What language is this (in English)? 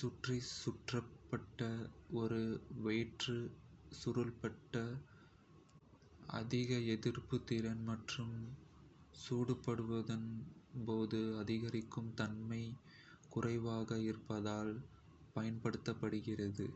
Kota (India)